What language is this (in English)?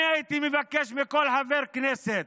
Hebrew